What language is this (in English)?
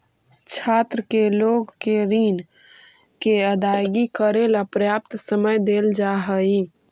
Magahi